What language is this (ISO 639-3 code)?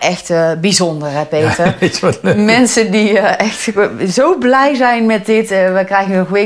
nld